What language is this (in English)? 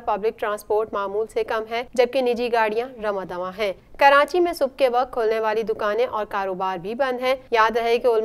Hindi